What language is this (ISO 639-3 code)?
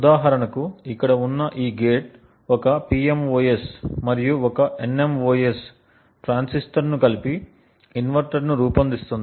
tel